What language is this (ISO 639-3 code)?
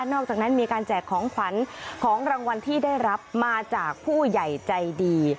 tha